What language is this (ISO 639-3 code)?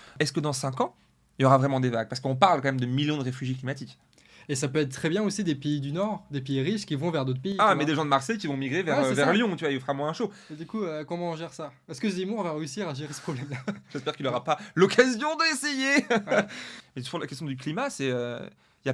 fra